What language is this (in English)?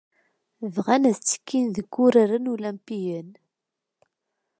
Kabyle